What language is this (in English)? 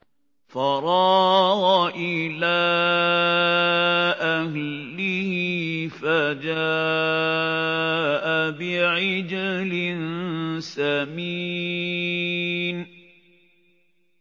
Arabic